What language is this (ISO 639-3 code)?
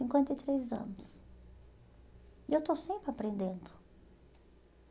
por